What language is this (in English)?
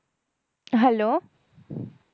Bangla